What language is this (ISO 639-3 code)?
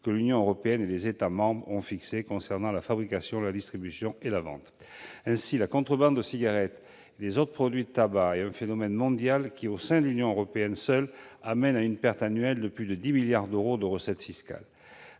fra